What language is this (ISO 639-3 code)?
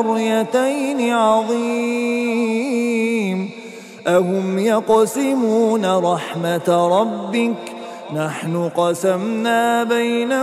ara